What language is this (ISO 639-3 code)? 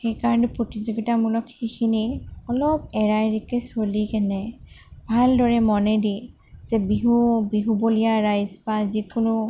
asm